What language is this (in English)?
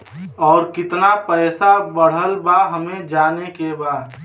Bhojpuri